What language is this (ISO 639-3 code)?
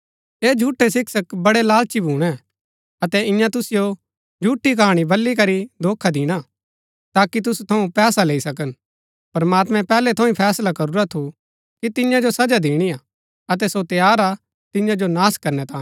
gbk